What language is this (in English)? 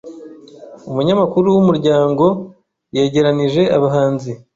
Kinyarwanda